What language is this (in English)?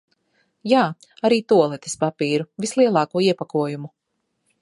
Latvian